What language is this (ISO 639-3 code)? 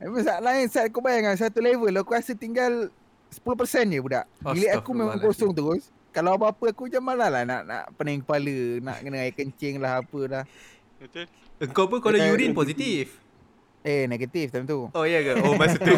msa